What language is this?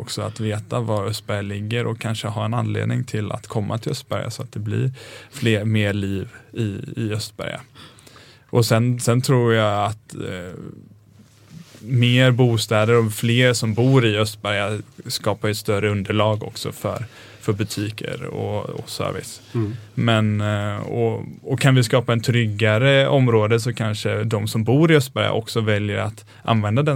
Swedish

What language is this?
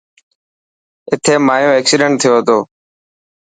Dhatki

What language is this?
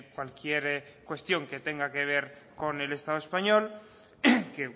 Spanish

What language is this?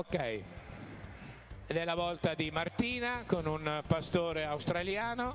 Italian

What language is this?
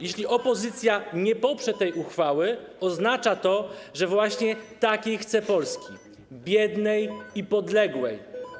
Polish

